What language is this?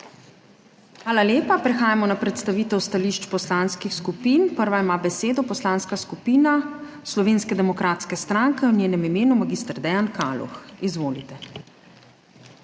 Slovenian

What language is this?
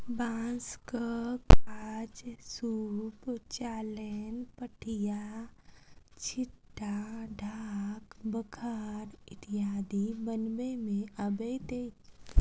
Maithili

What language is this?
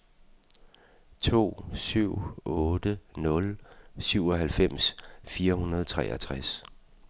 Danish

